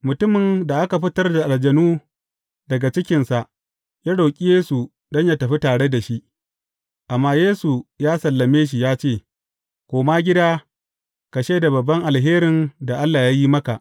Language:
Hausa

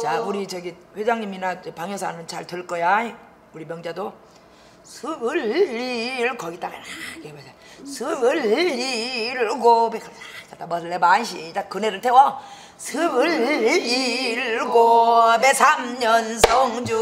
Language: Korean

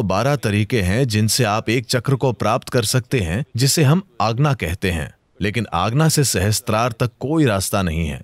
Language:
Hindi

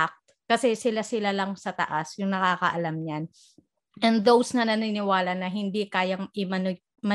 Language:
Filipino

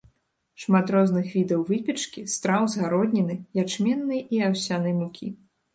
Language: Belarusian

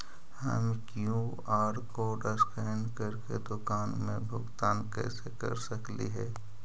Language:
Magahi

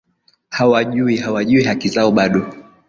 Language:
Swahili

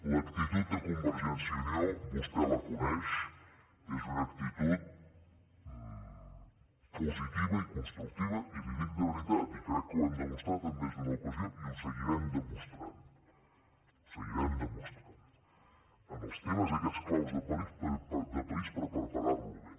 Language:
Catalan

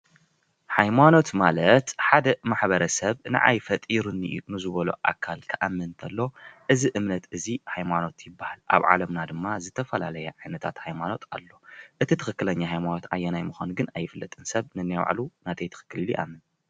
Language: Tigrinya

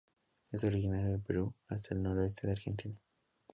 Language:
Spanish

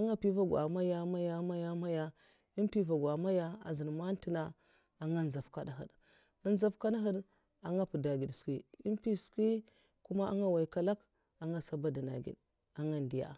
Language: Mafa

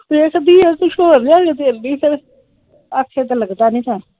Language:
Punjabi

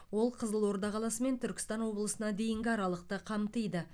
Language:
Kazakh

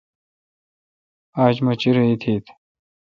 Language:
Kalkoti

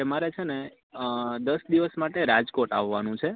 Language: Gujarati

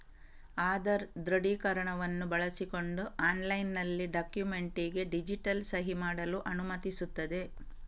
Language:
Kannada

